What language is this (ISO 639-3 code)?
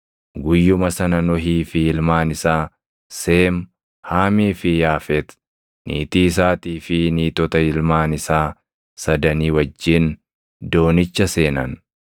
orm